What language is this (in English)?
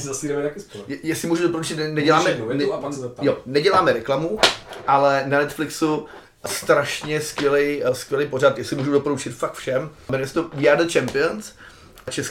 Czech